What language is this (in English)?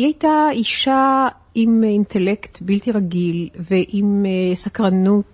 Hebrew